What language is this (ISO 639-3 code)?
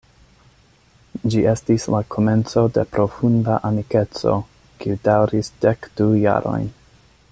epo